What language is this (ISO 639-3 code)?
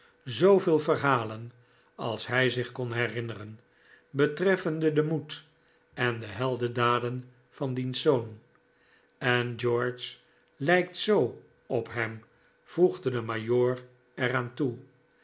nld